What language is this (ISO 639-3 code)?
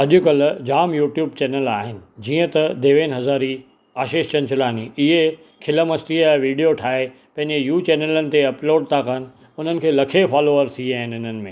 snd